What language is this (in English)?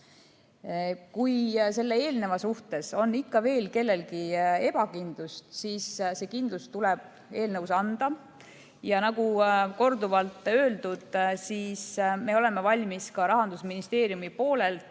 Estonian